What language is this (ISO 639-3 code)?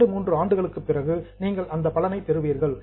tam